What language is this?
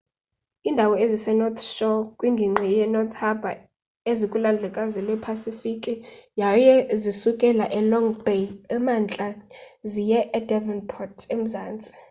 Xhosa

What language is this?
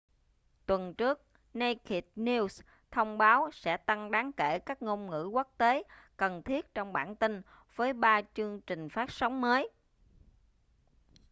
Vietnamese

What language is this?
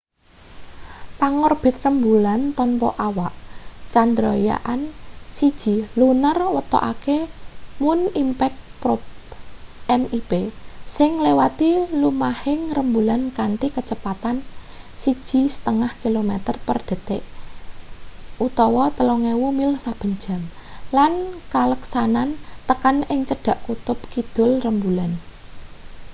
Javanese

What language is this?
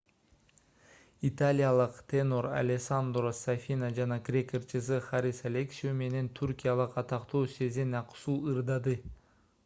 Kyrgyz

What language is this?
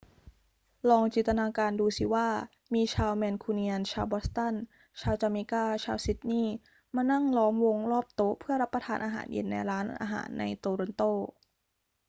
Thai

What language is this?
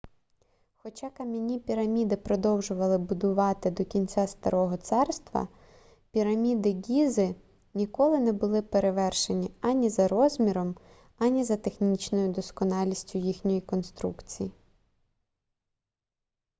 Ukrainian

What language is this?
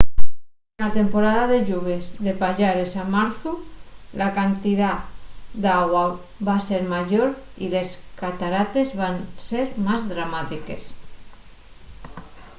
Asturian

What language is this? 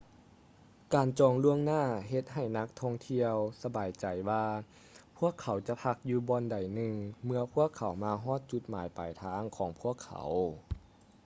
Lao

